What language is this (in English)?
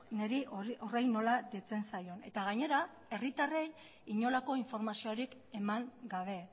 Basque